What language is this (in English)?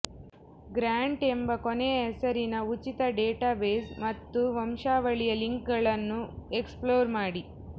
Kannada